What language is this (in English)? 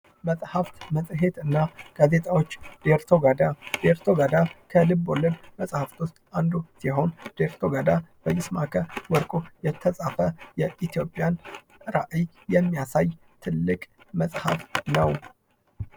Amharic